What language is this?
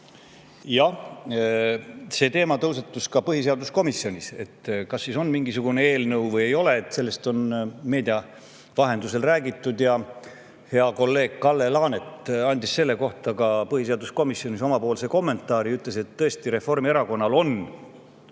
Estonian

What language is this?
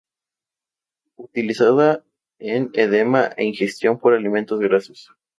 Spanish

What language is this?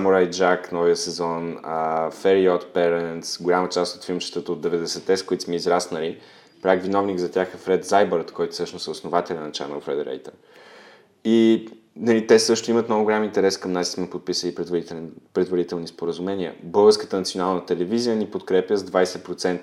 Bulgarian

